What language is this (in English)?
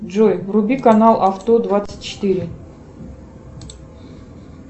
Russian